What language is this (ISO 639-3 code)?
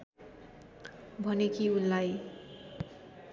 nep